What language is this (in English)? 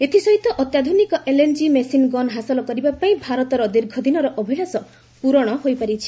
Odia